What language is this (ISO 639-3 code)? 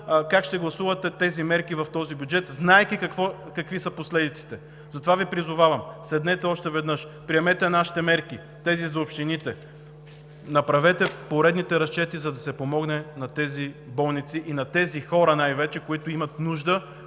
bul